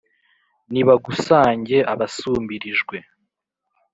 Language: Kinyarwanda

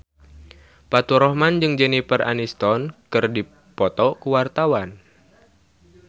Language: Sundanese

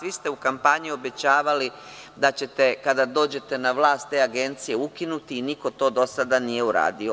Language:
Serbian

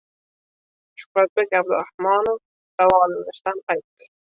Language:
Uzbek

